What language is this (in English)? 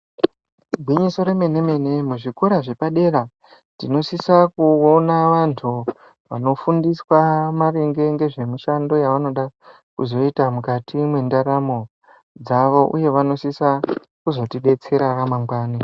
Ndau